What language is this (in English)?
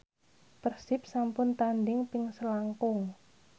Javanese